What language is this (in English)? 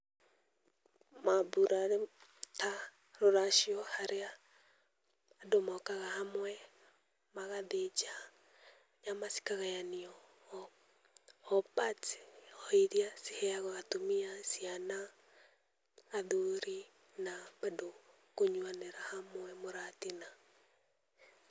Kikuyu